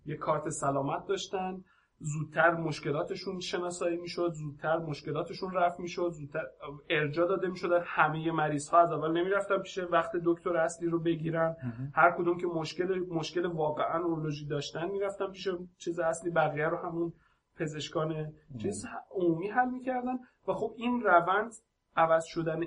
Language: Persian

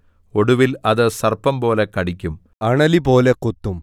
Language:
Malayalam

